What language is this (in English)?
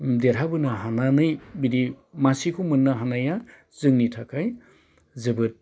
Bodo